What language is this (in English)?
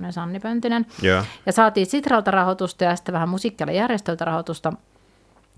Finnish